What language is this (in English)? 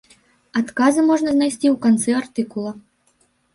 Belarusian